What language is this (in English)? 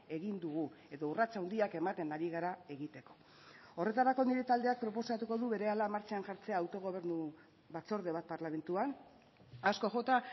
Basque